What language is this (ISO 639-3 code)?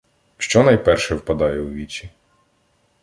ukr